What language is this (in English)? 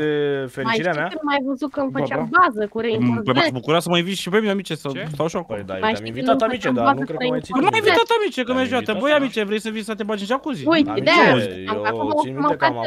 Romanian